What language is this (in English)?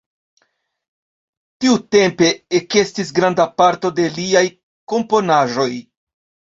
Esperanto